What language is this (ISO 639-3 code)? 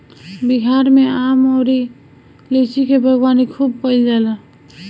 bho